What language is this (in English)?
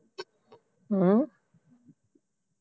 Punjabi